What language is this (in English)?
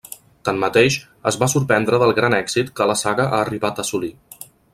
Catalan